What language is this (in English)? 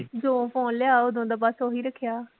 Punjabi